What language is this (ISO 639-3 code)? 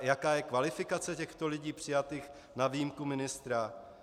ces